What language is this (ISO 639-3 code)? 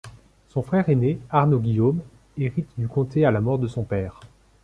fra